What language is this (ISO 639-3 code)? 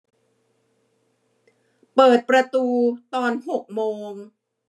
tha